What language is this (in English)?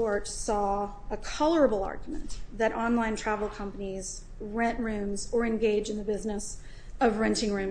English